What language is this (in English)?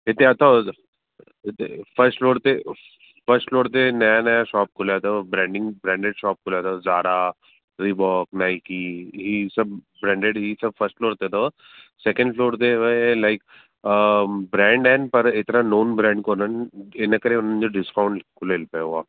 Sindhi